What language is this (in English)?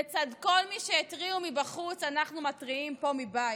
Hebrew